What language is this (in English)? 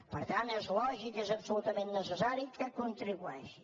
Catalan